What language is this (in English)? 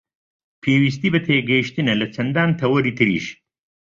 Central Kurdish